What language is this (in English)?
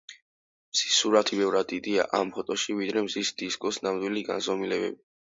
Georgian